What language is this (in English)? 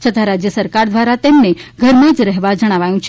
Gujarati